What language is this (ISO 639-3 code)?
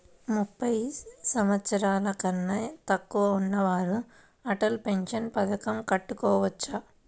tel